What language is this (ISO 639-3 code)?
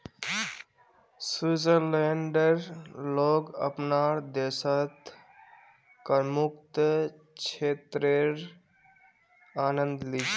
mag